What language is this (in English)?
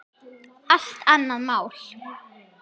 Icelandic